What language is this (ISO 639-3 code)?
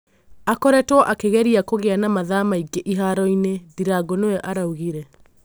kik